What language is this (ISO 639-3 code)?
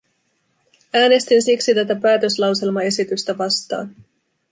fin